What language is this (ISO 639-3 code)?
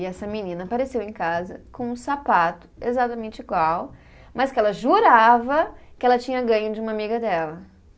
por